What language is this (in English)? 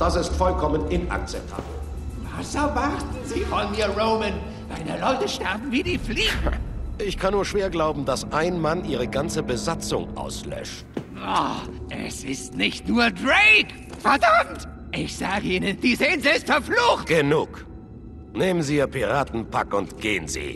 German